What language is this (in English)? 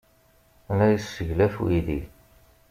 Kabyle